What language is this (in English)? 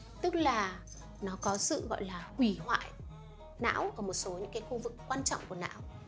Vietnamese